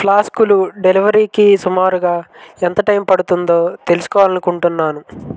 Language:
Telugu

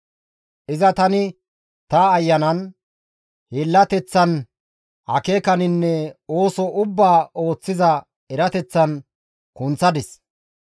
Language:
Gamo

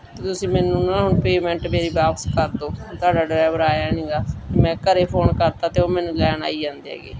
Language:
Punjabi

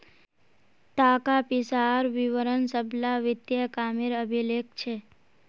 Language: Magahi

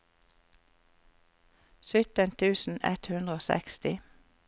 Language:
Norwegian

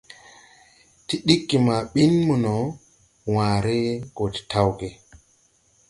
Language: Tupuri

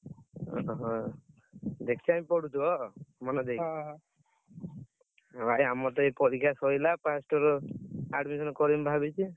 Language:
Odia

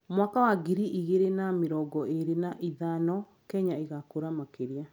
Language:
Kikuyu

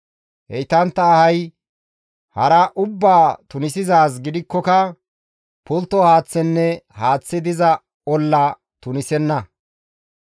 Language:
Gamo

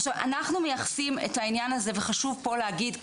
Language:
Hebrew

